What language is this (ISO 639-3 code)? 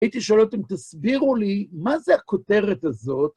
heb